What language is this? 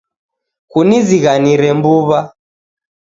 Taita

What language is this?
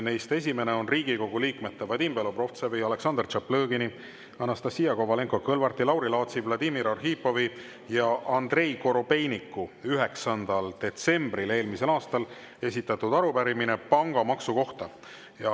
Estonian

